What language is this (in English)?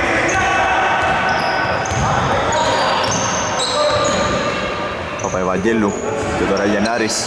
Greek